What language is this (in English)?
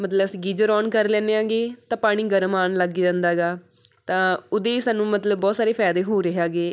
Punjabi